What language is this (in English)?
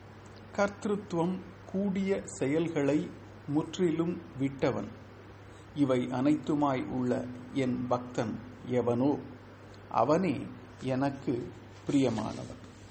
Tamil